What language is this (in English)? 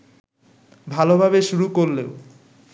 Bangla